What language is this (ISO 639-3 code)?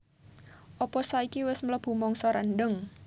jav